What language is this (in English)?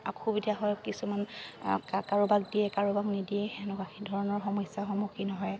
Assamese